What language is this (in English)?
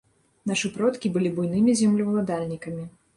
Belarusian